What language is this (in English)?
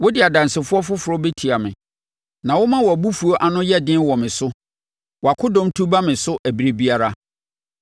Akan